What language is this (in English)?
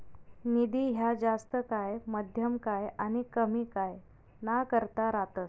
Marathi